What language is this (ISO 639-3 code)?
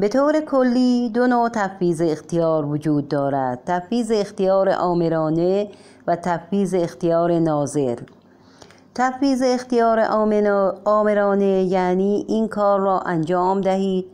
fas